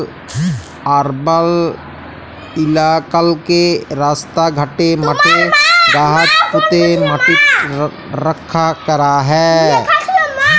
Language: Bangla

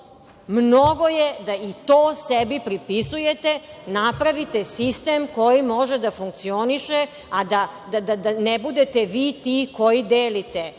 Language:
Serbian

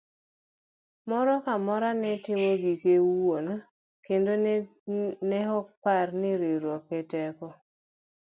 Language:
Luo (Kenya and Tanzania)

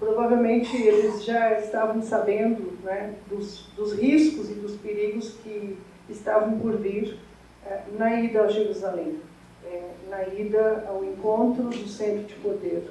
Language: Portuguese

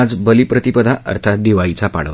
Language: Marathi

